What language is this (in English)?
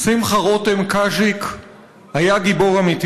Hebrew